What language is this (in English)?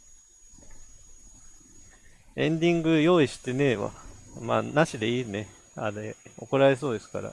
Japanese